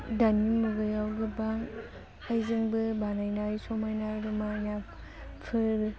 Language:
Bodo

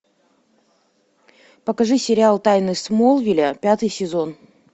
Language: Russian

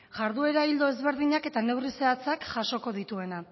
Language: Basque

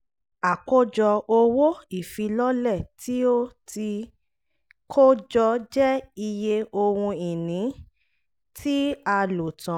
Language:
Yoruba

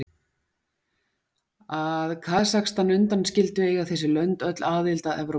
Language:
Icelandic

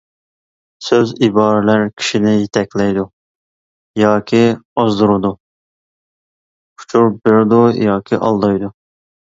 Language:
Uyghur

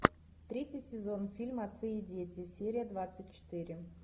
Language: Russian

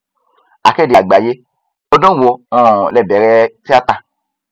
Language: Yoruba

